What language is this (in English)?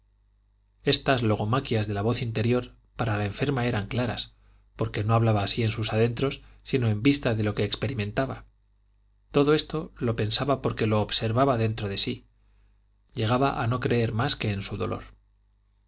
Spanish